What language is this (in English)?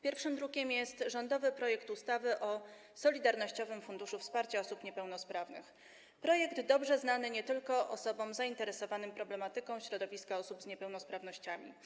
Polish